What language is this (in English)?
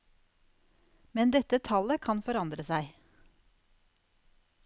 Norwegian